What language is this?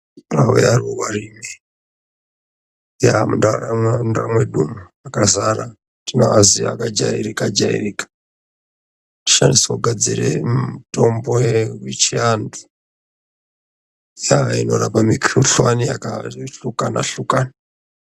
Ndau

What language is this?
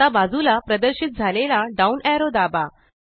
Marathi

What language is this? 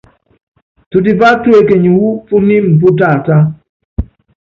Yangben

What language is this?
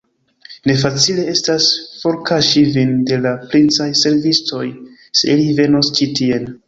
Esperanto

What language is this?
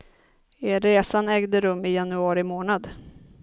Swedish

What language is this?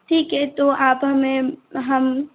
Hindi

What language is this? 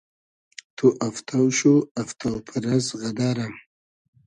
Hazaragi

